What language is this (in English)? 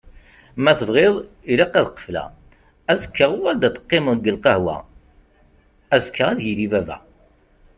Kabyle